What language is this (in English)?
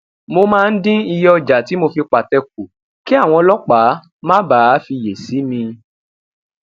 Yoruba